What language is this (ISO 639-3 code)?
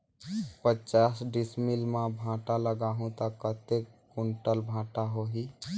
hne